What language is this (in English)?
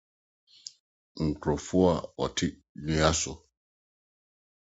Akan